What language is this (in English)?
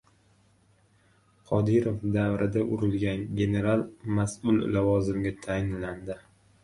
Uzbek